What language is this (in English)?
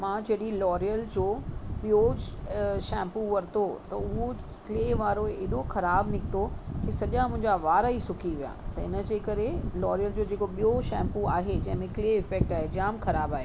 Sindhi